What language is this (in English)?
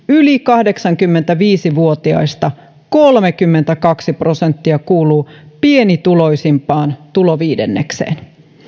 Finnish